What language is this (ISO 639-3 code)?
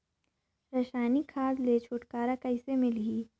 hne